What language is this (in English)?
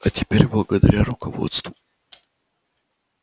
Russian